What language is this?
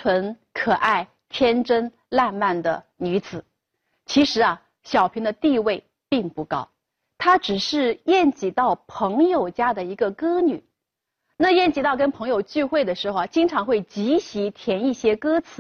Chinese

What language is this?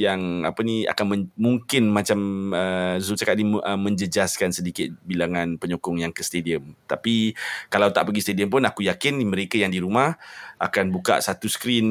Malay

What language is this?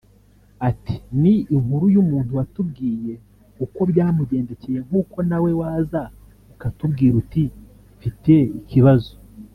Kinyarwanda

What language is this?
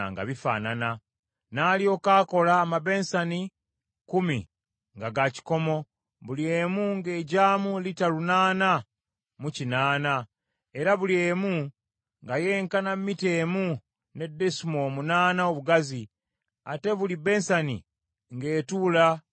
Ganda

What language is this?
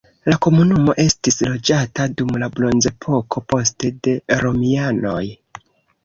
Esperanto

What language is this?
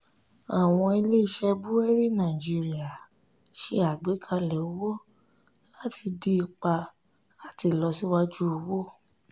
Yoruba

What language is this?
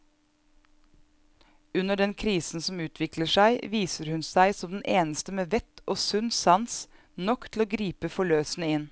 Norwegian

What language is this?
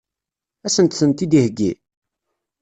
Kabyle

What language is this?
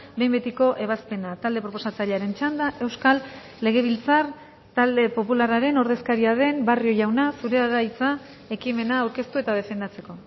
Basque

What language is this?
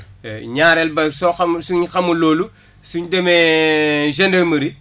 Wolof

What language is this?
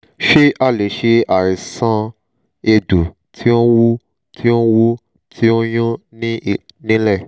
Yoruba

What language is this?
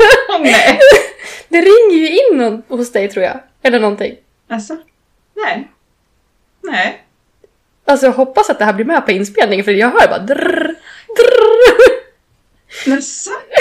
Swedish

